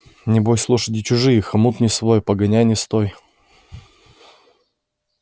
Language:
Russian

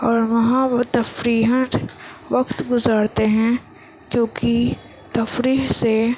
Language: Urdu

